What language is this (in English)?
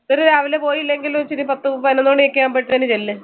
Malayalam